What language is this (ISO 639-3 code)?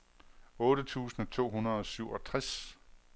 dan